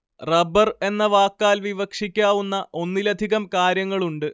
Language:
Malayalam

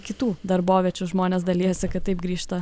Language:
Lithuanian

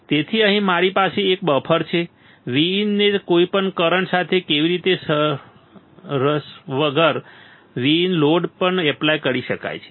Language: Gujarati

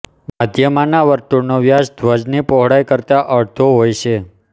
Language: Gujarati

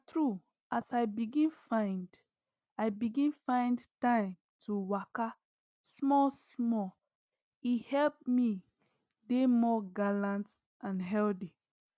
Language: Nigerian Pidgin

